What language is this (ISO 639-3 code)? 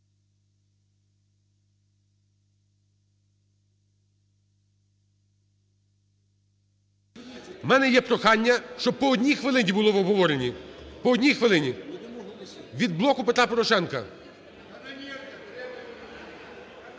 ukr